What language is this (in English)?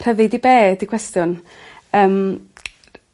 Welsh